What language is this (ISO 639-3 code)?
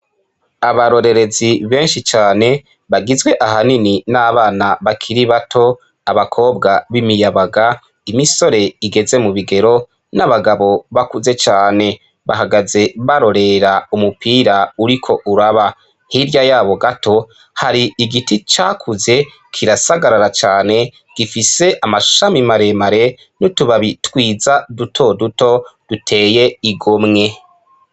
run